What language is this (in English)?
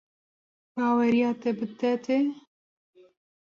Kurdish